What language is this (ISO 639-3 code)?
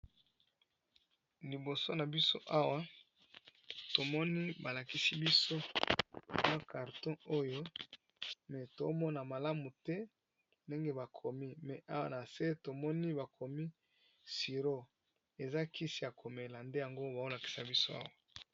lin